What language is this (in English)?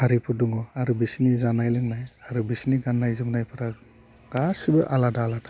Bodo